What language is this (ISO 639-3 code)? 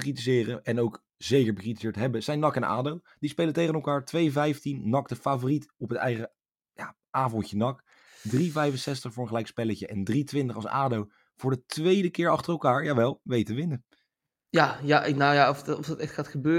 nld